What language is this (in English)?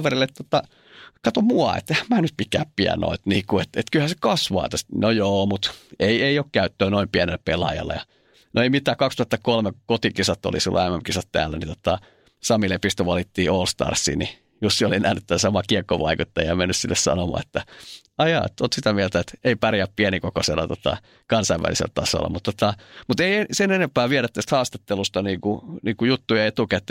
Finnish